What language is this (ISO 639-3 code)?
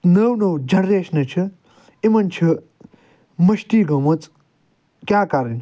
kas